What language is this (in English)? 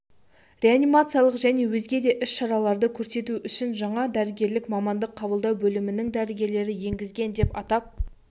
Kazakh